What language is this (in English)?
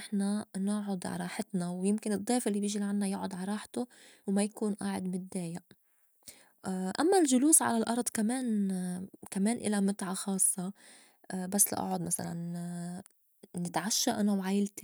North Levantine Arabic